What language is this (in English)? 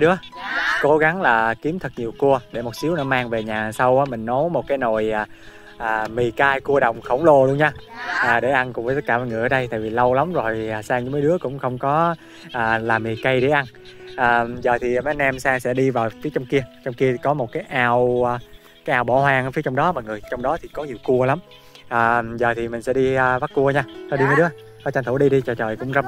Vietnamese